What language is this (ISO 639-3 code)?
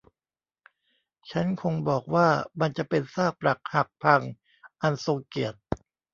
tha